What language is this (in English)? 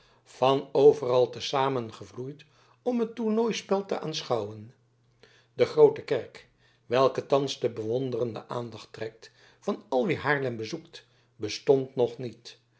Dutch